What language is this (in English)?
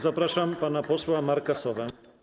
Polish